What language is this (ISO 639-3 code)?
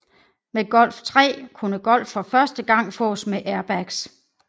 dan